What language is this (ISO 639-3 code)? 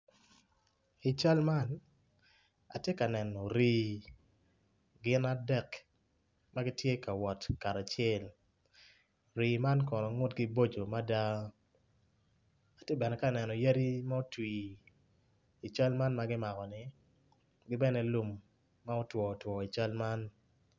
ach